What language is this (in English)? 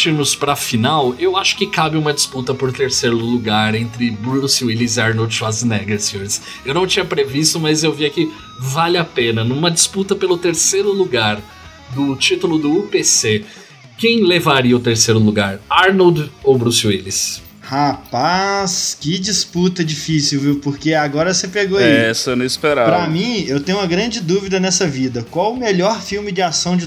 Portuguese